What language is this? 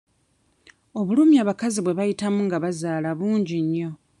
Ganda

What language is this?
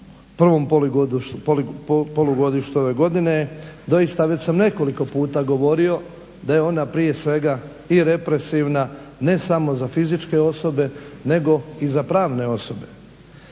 Croatian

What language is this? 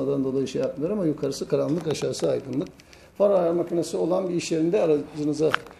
Turkish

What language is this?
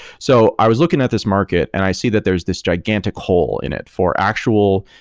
English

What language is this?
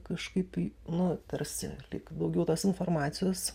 Lithuanian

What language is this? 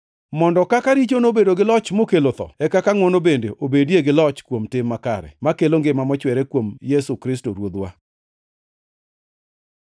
Luo (Kenya and Tanzania)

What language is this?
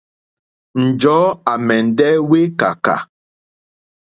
Mokpwe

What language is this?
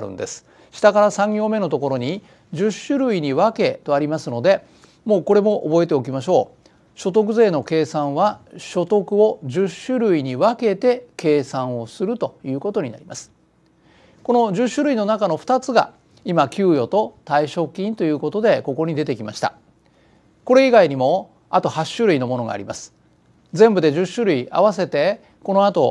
Japanese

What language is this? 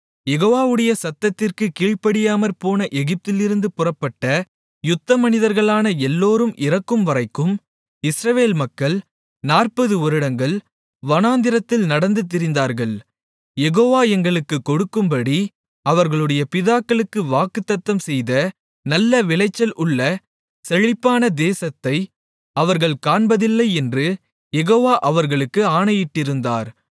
Tamil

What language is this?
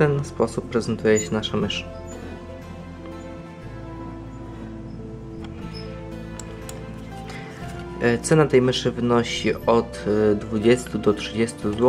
Polish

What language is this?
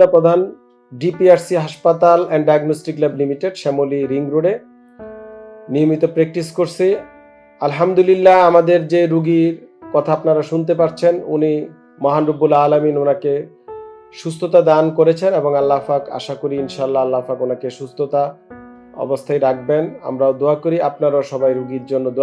Turkish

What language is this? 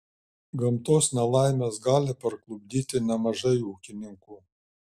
Lithuanian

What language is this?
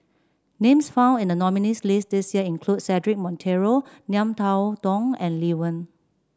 English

